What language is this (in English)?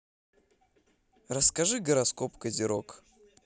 Russian